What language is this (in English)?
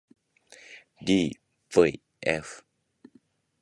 Japanese